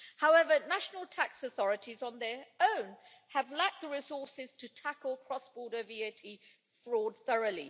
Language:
English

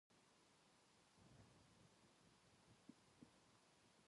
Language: Japanese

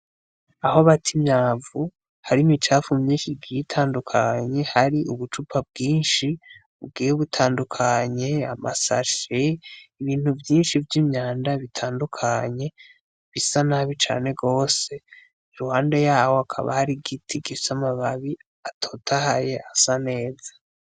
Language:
Rundi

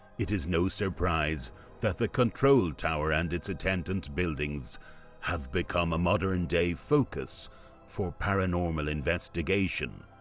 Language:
English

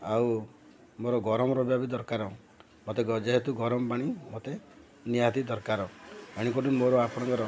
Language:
Odia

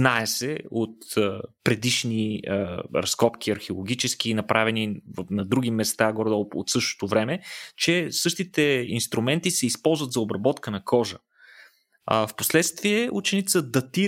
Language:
Bulgarian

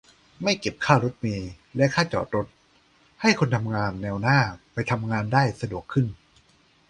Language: Thai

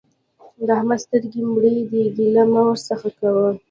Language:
Pashto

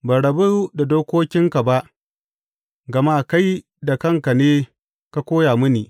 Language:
Hausa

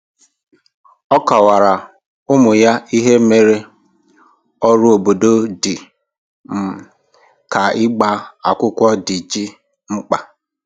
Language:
Igbo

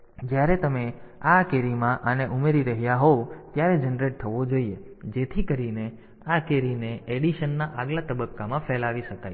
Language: Gujarati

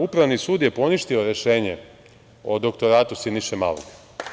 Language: Serbian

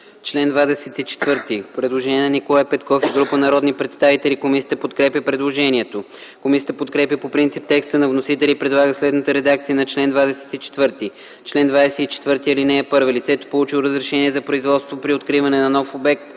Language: Bulgarian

